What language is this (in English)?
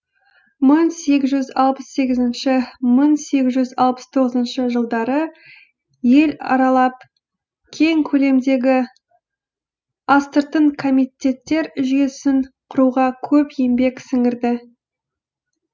Kazakh